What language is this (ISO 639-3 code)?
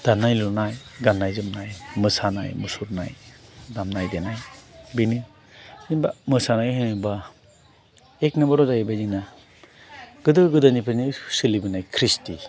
brx